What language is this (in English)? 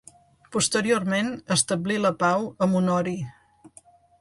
Catalan